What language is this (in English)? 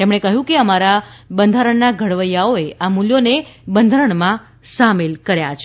Gujarati